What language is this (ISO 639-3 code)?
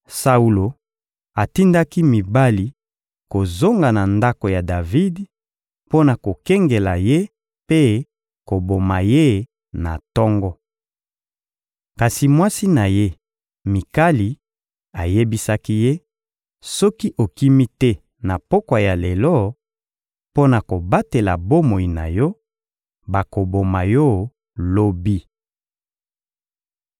lin